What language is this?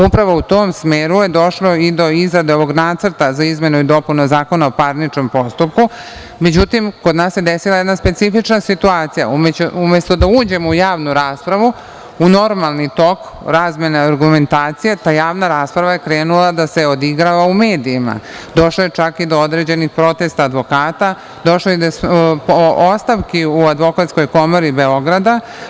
Serbian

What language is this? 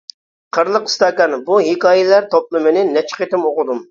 Uyghur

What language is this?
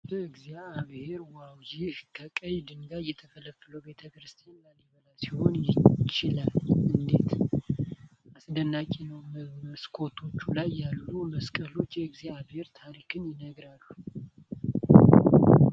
Amharic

